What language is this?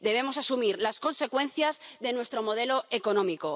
Spanish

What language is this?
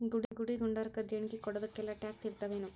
Kannada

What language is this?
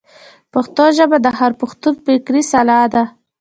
Pashto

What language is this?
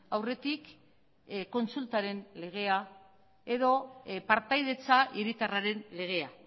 Basque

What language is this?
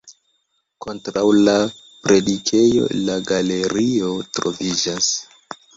Esperanto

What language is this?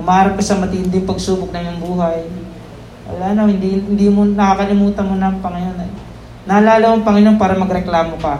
Filipino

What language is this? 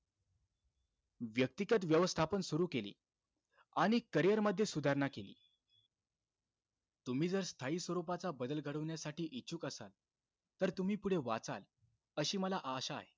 Marathi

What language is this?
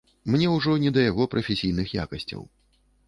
Belarusian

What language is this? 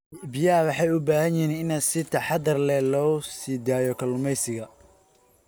Somali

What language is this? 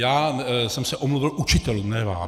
Czech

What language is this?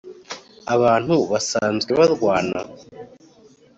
Kinyarwanda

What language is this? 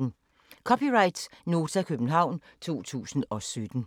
Danish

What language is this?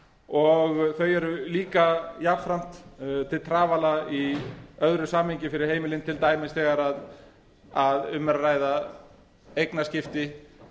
Icelandic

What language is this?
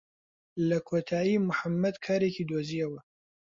Central Kurdish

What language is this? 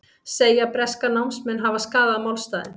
Icelandic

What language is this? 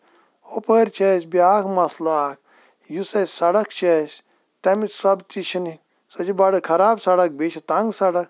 Kashmiri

